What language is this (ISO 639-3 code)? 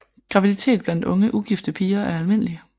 dan